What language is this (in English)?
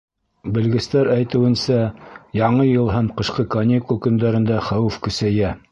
Bashkir